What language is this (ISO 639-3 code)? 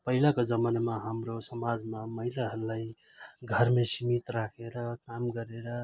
nep